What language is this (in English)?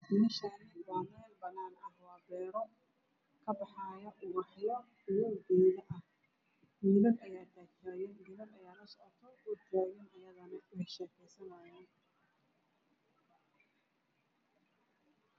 Somali